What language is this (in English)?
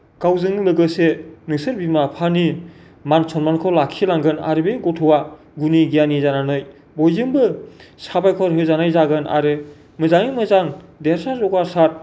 Bodo